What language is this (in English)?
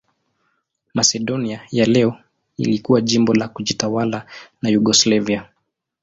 Swahili